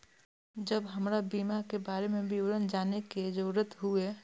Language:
Maithili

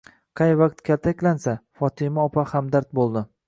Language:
Uzbek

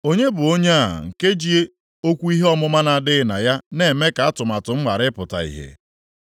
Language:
Igbo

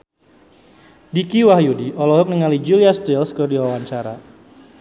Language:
Sundanese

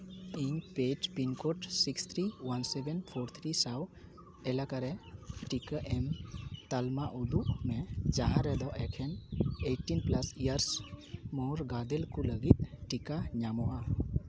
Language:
Santali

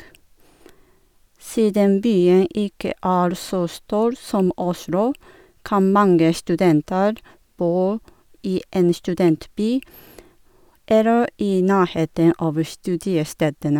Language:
Norwegian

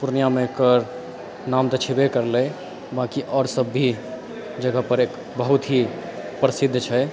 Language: Maithili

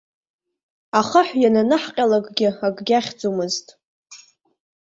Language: Abkhazian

